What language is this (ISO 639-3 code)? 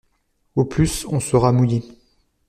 fra